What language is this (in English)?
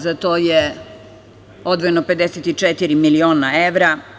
Serbian